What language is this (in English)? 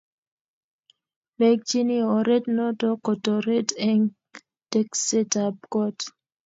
Kalenjin